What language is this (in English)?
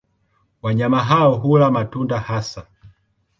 Swahili